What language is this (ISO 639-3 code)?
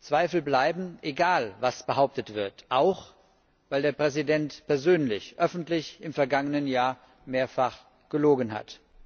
deu